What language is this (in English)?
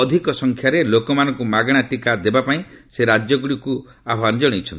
Odia